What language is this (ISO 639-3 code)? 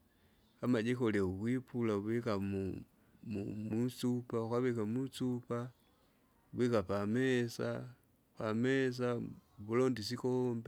zga